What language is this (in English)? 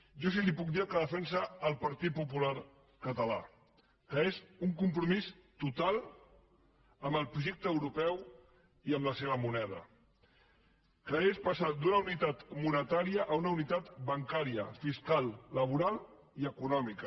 Catalan